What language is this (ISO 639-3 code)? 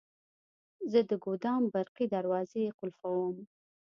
pus